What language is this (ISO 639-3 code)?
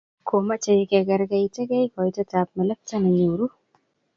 kln